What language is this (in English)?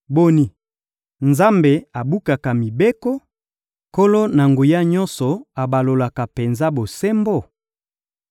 Lingala